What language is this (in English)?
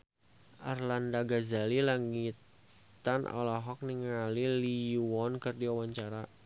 Sundanese